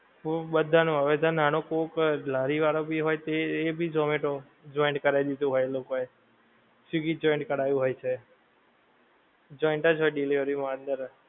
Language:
Gujarati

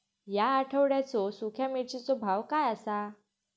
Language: Marathi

